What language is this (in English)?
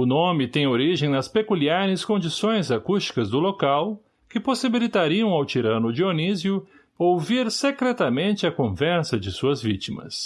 Portuguese